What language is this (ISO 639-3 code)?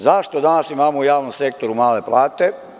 srp